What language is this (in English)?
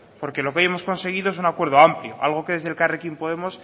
Spanish